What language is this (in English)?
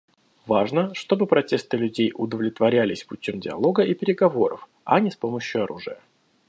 Russian